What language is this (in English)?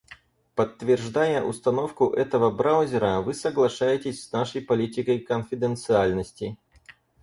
Russian